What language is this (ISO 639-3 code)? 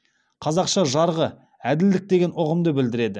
kaz